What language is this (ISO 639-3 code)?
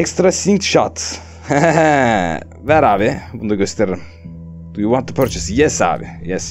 tur